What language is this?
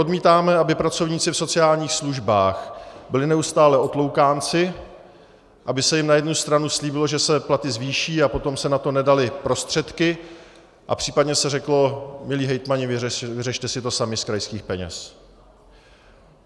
Czech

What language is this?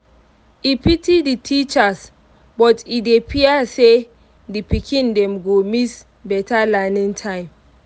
Nigerian Pidgin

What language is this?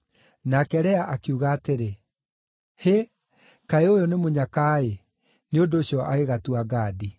Kikuyu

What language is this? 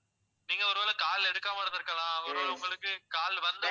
Tamil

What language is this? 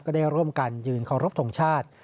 Thai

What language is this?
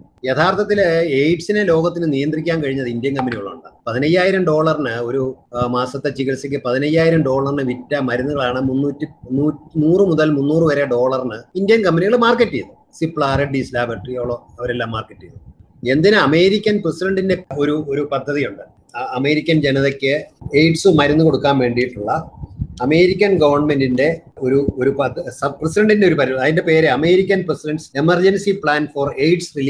Malayalam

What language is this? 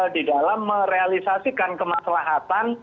Indonesian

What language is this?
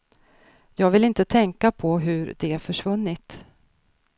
Swedish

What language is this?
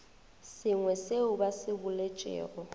Northern Sotho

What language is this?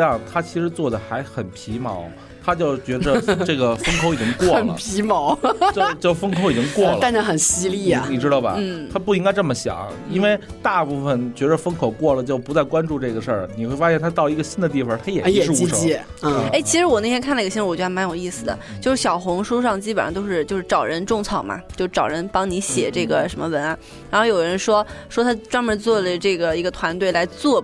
Chinese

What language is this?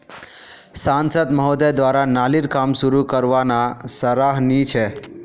Magahi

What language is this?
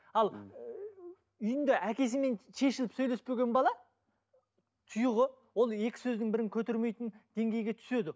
Kazakh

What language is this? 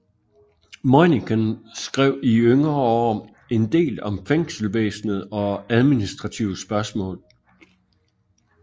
Danish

